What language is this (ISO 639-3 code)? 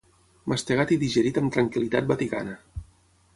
cat